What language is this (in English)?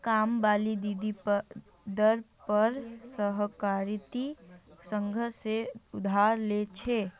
Magahi